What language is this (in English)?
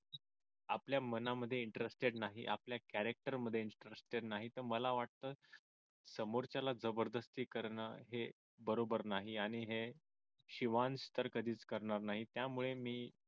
Marathi